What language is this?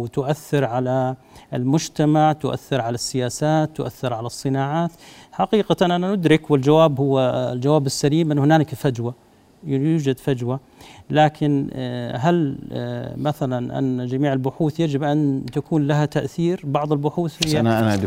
Arabic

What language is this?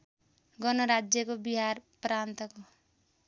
Nepali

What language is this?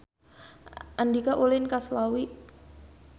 Sundanese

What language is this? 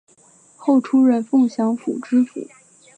Chinese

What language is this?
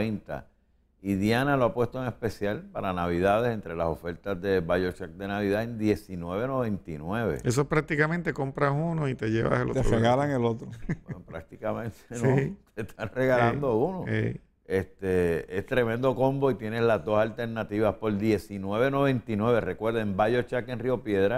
Spanish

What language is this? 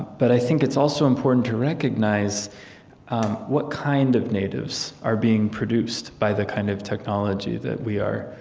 English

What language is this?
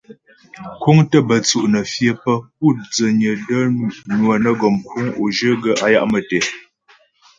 Ghomala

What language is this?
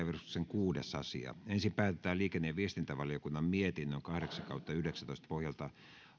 Finnish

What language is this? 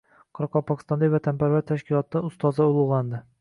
Uzbek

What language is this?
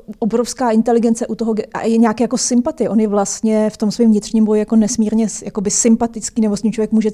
Czech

